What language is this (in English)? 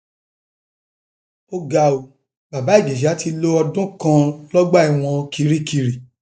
Yoruba